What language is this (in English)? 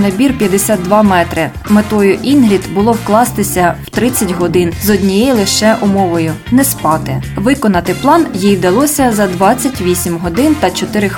Ukrainian